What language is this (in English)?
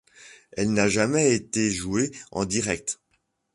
French